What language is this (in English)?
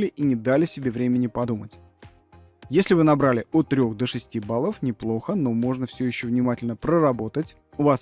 Russian